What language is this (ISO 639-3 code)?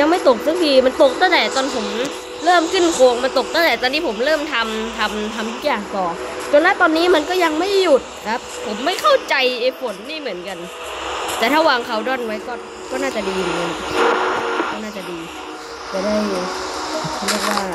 tha